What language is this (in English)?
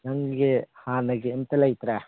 Manipuri